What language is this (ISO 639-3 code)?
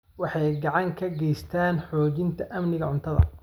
som